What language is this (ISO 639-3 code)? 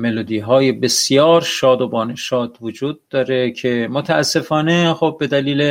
fas